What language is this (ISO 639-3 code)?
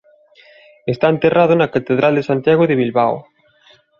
glg